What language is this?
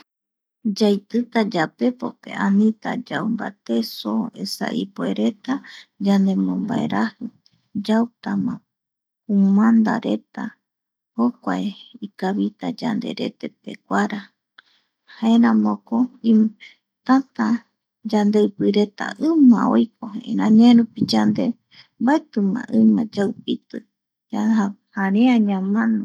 Eastern Bolivian Guaraní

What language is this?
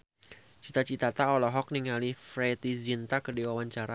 Sundanese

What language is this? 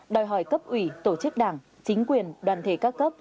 Vietnamese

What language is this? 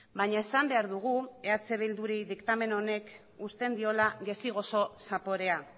Basque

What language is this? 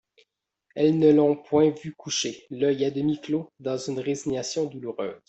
French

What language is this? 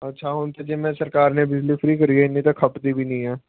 Punjabi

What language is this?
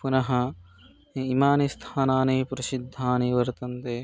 Sanskrit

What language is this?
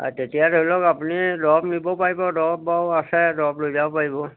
Assamese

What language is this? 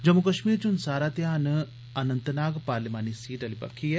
Dogri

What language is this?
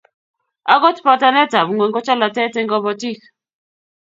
Kalenjin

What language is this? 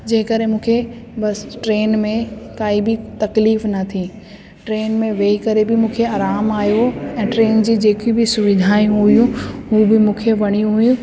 Sindhi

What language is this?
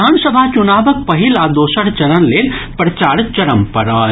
Maithili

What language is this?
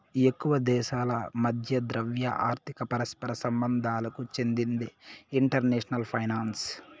Telugu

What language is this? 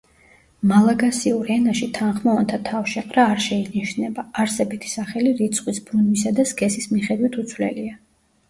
Georgian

